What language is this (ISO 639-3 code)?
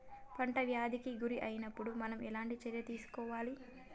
tel